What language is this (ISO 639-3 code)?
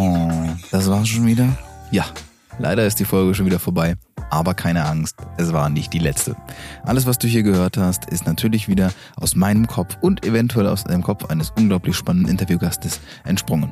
deu